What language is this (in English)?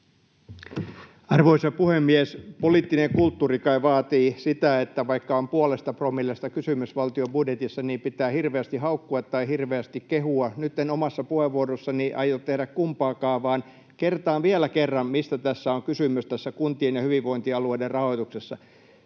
Finnish